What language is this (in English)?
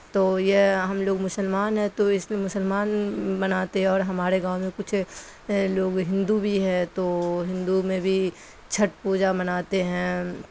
Urdu